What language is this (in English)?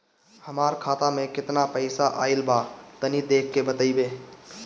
Bhojpuri